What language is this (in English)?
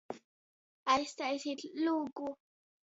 Latgalian